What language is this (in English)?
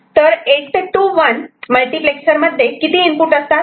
Marathi